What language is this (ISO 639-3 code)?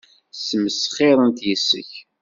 kab